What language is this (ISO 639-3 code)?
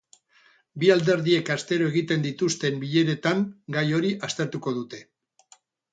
eus